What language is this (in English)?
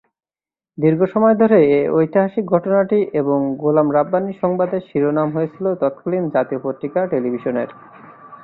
Bangla